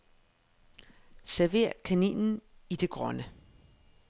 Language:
Danish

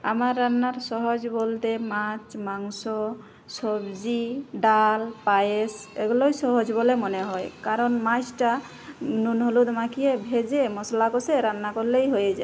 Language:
Bangla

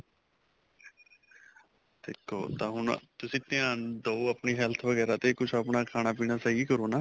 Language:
Punjabi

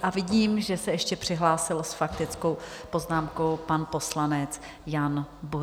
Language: Czech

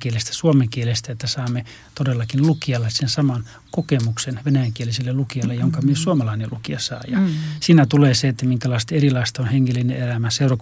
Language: Finnish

